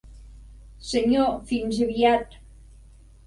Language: Catalan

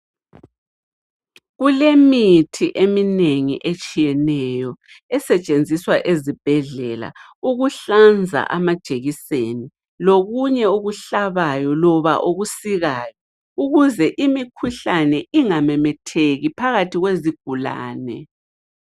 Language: North Ndebele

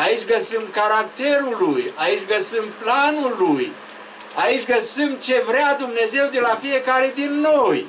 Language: Romanian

